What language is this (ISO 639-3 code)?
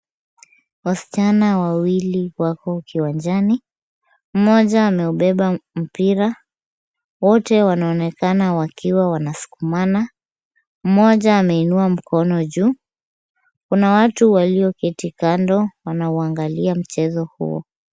swa